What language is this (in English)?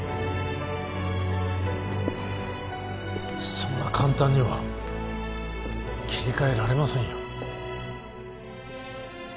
Japanese